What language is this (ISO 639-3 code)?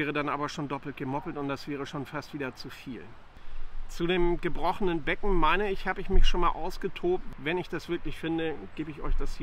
deu